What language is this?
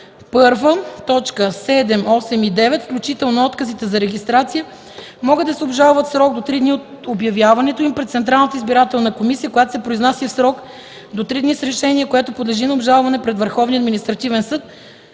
Bulgarian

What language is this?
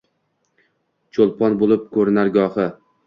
Uzbek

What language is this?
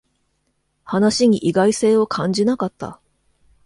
Japanese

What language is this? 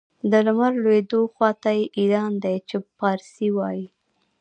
Pashto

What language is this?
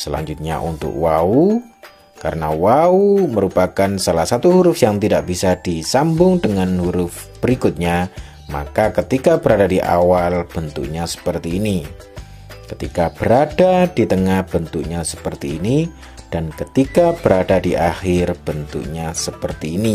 Indonesian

